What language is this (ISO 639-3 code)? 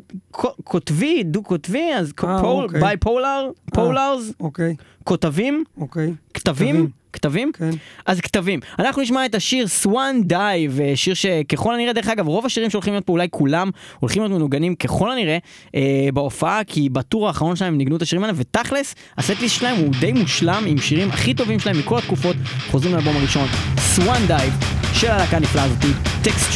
heb